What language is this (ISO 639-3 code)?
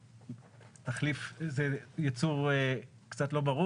heb